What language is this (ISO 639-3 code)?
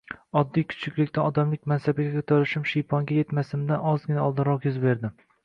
uzb